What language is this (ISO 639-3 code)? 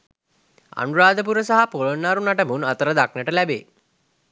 sin